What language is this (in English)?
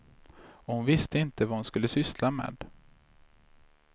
Swedish